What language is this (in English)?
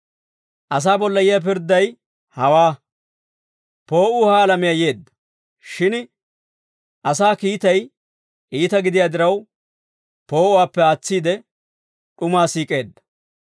Dawro